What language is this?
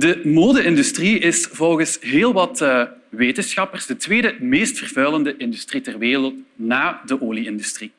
Dutch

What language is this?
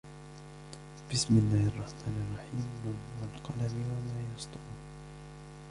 Arabic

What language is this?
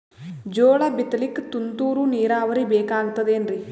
Kannada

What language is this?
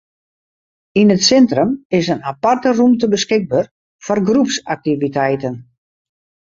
Western Frisian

